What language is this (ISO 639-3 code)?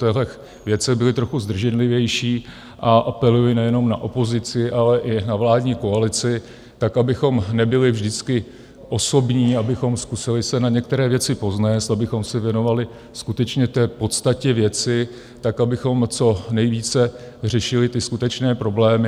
ces